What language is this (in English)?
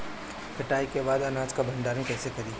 Bhojpuri